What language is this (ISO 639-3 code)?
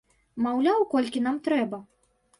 bel